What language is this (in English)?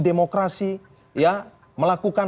Indonesian